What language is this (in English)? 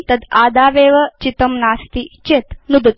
Sanskrit